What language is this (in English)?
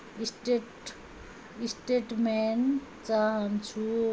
Nepali